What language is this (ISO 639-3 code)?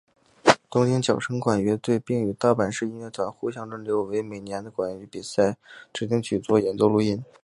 zho